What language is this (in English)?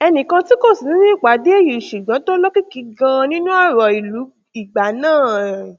Yoruba